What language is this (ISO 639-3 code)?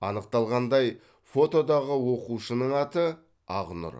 kaz